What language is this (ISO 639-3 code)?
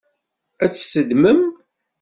kab